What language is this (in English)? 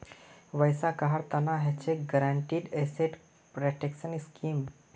Magahi